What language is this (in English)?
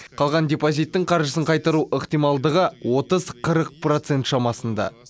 Kazakh